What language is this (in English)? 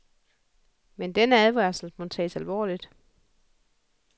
Danish